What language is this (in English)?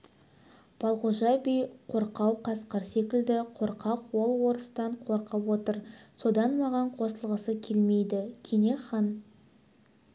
Kazakh